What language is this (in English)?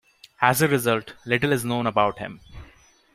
English